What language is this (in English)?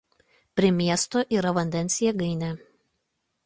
Lithuanian